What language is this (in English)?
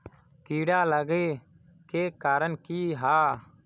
Magahi